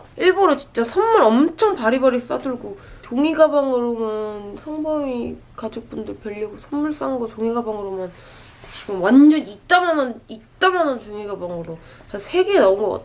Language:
Korean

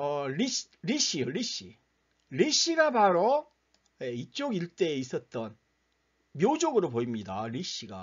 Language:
Korean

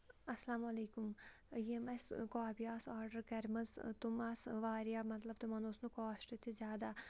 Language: Kashmiri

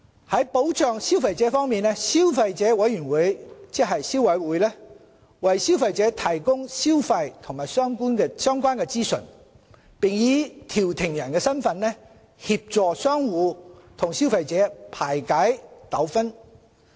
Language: Cantonese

